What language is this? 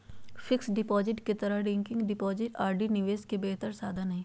Magahi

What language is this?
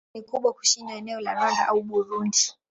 Swahili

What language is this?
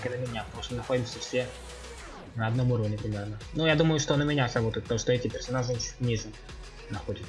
Russian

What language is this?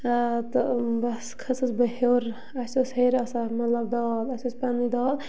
Kashmiri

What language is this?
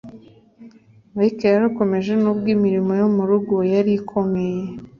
Kinyarwanda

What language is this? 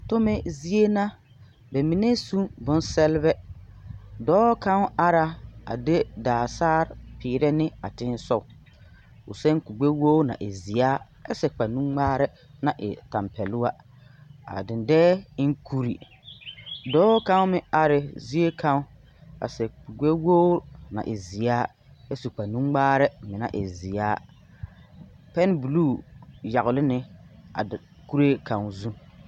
Southern Dagaare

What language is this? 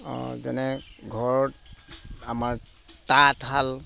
Assamese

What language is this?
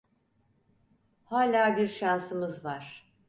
Turkish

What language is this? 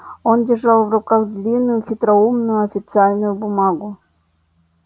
Russian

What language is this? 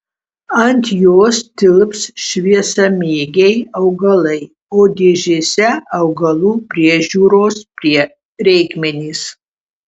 Lithuanian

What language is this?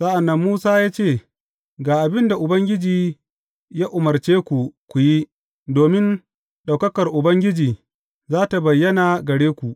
Hausa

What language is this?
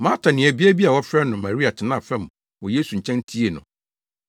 Akan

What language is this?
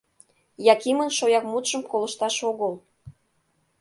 Mari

